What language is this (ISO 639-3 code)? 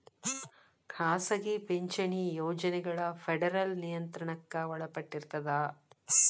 kan